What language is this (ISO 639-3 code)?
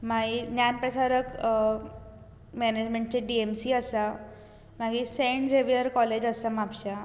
kok